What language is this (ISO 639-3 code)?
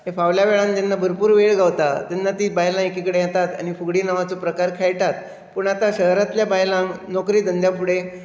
kok